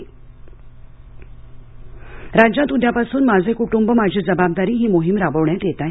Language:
Marathi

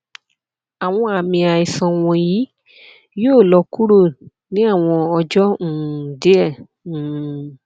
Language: Yoruba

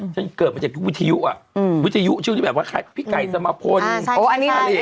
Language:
Thai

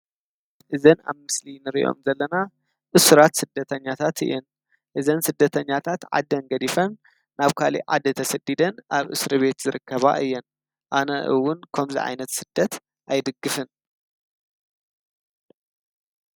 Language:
Tigrinya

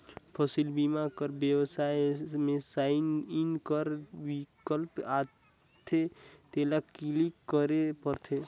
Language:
Chhattisgarhi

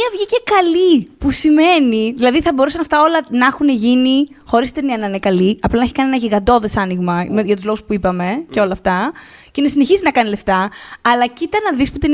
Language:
Greek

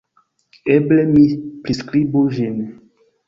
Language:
Esperanto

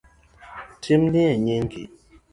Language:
Luo (Kenya and Tanzania)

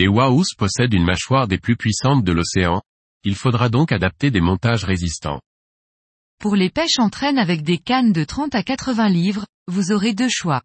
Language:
French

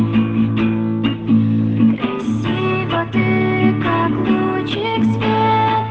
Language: Russian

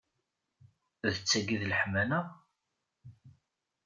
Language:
Kabyle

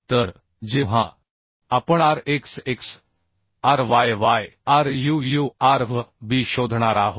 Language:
Marathi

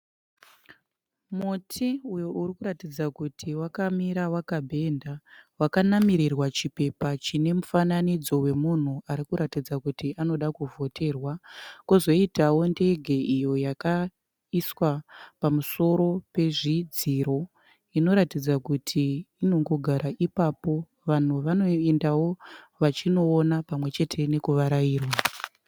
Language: Shona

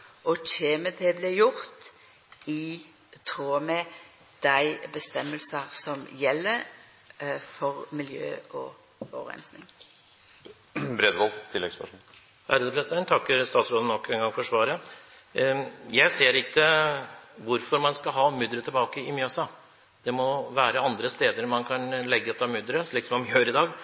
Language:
Norwegian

